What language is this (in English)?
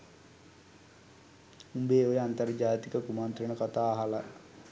Sinhala